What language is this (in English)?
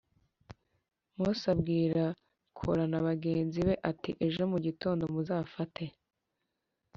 Kinyarwanda